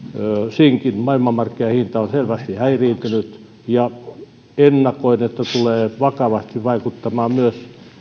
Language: Finnish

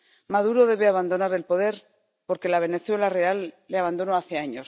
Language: Spanish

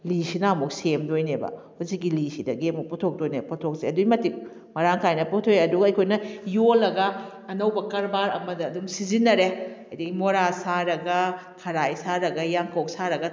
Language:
Manipuri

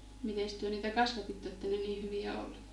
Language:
Finnish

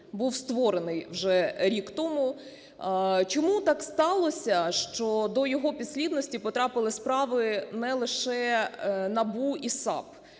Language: Ukrainian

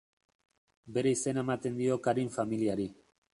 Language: Basque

